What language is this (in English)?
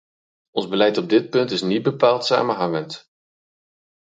Dutch